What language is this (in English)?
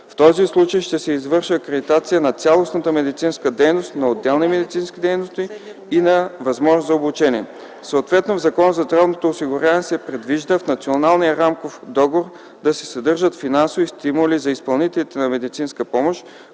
Bulgarian